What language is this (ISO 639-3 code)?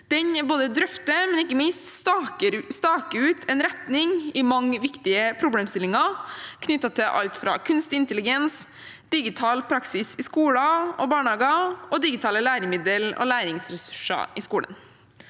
nor